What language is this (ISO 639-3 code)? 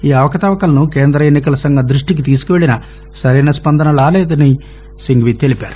tel